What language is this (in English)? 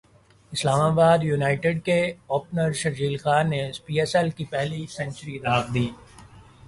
Urdu